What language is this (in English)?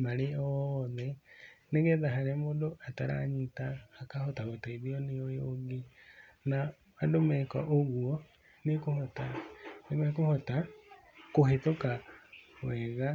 Kikuyu